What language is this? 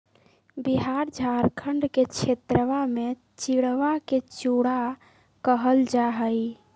Magahi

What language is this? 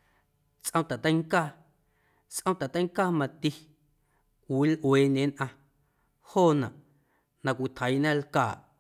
Guerrero Amuzgo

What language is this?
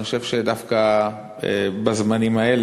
Hebrew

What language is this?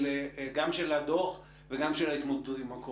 Hebrew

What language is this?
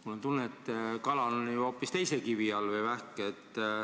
Estonian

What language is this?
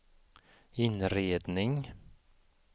Swedish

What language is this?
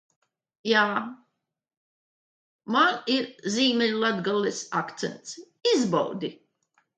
Latvian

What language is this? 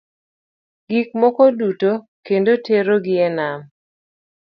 Luo (Kenya and Tanzania)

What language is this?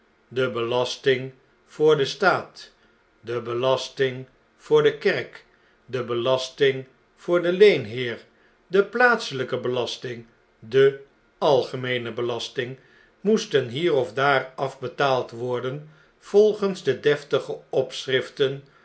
Dutch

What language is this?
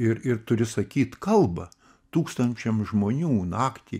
Lithuanian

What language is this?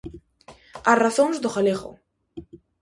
Galician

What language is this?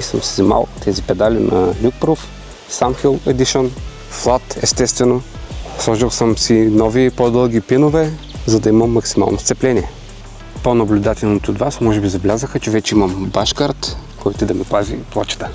Bulgarian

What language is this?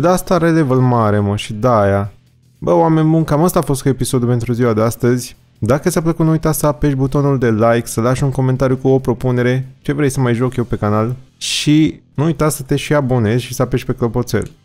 Romanian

